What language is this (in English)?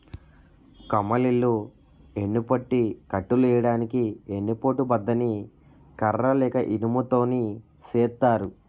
Telugu